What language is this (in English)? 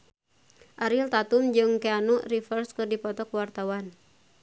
Sundanese